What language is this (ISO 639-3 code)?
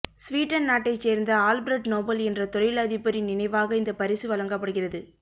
tam